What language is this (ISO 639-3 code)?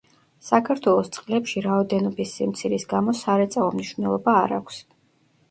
kat